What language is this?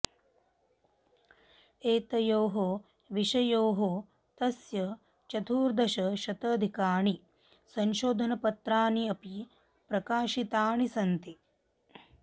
Sanskrit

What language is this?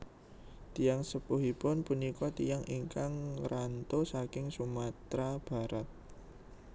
Javanese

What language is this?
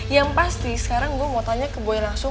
Indonesian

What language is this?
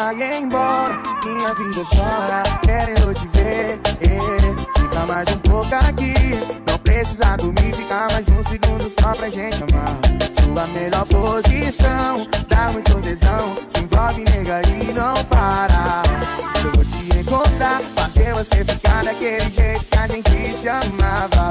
Portuguese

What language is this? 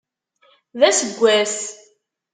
Kabyle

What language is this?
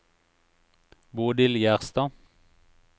Norwegian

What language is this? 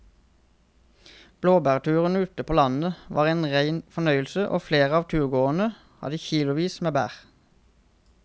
Norwegian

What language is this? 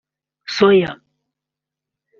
Kinyarwanda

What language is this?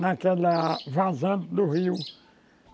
Portuguese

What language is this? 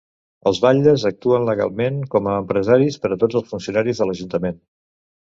Catalan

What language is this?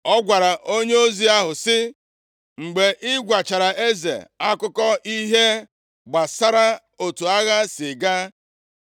Igbo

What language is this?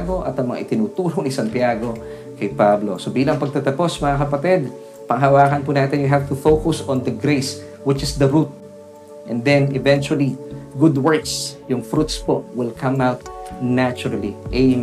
Filipino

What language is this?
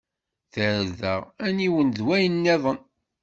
Kabyle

